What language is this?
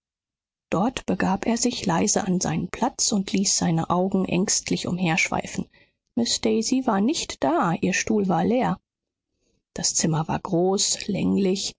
German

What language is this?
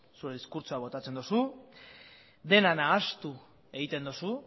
Basque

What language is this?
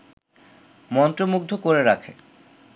Bangla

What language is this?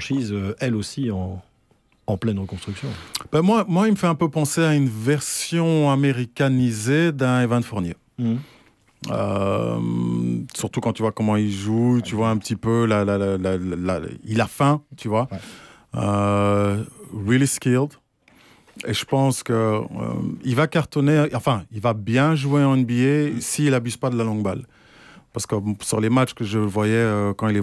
French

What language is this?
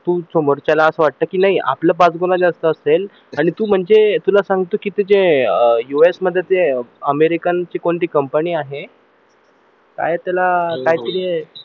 Marathi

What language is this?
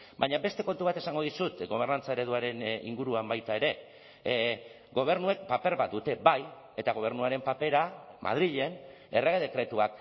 Basque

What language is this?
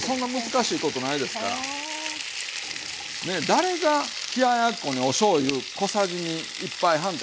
Japanese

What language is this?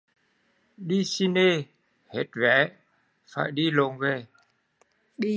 Vietnamese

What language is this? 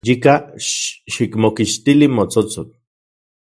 Central Puebla Nahuatl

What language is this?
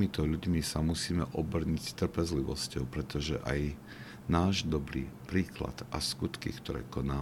Slovak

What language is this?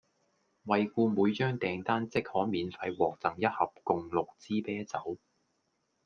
Cantonese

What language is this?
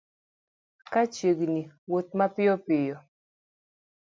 Luo (Kenya and Tanzania)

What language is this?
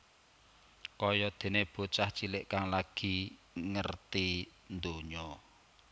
Javanese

